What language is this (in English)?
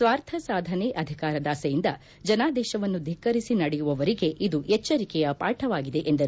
Kannada